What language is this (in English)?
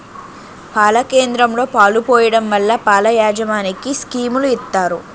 Telugu